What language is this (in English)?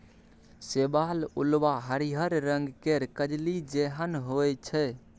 Maithili